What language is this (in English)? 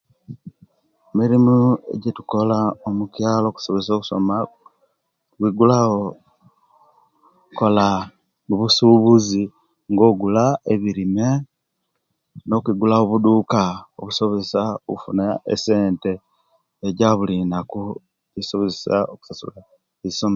Kenyi